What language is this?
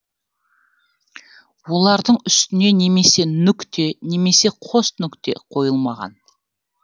Kazakh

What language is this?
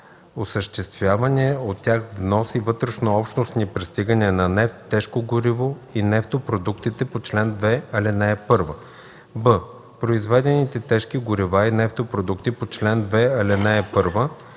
Bulgarian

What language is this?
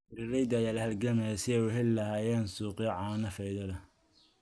Somali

